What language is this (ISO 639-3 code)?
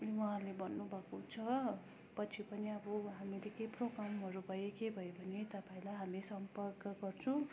nep